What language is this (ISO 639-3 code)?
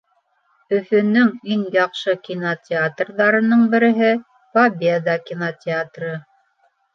bak